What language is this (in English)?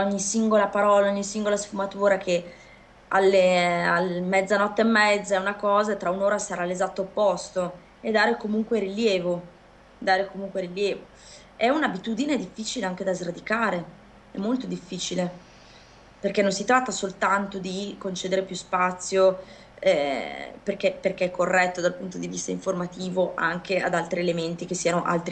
Italian